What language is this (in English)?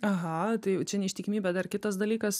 Lithuanian